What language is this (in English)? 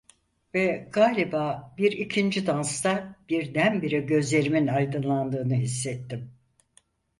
Turkish